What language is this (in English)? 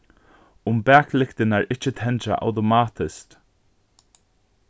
Faroese